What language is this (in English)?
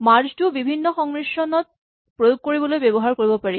Assamese